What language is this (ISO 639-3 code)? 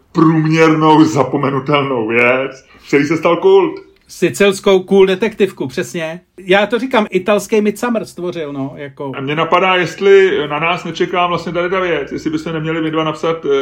ces